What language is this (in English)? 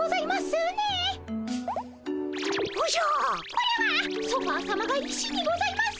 Japanese